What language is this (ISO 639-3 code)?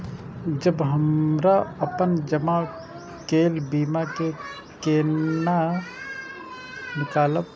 mai